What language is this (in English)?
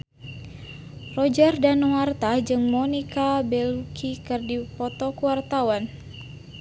Sundanese